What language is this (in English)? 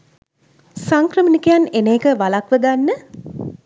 Sinhala